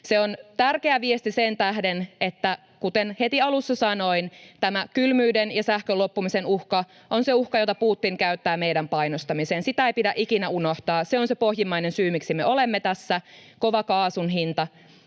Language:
Finnish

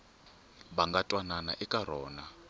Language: Tsonga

